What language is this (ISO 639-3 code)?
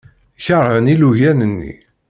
kab